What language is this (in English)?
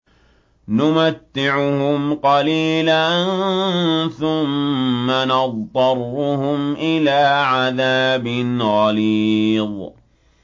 Arabic